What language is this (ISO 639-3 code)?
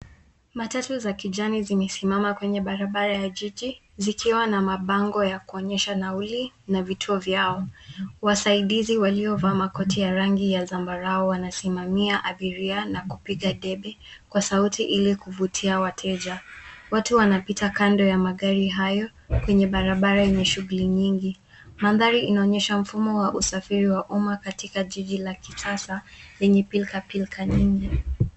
swa